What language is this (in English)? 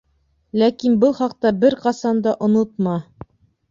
Bashkir